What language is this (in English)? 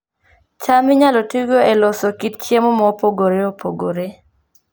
Luo (Kenya and Tanzania)